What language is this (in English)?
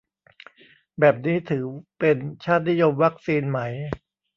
Thai